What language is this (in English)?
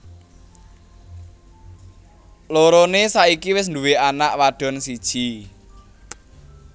Javanese